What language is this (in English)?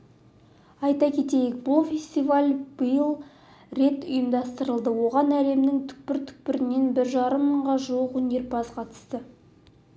Kazakh